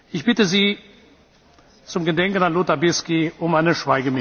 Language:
German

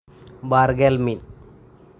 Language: Santali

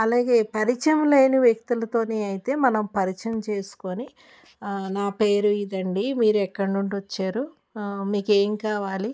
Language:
Telugu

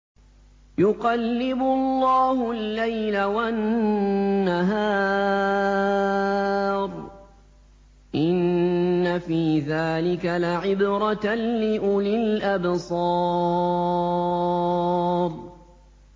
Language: Arabic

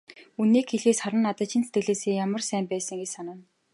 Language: Mongolian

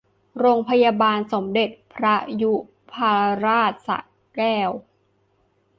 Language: Thai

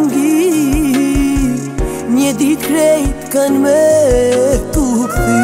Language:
Romanian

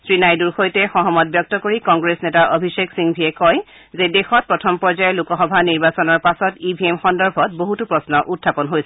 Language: Assamese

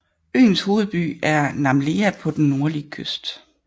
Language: Danish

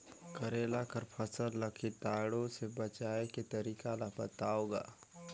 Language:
Chhattisgarhi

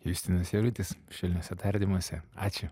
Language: Lithuanian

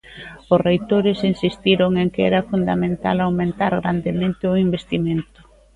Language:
Galician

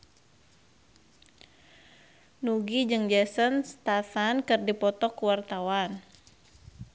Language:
Sundanese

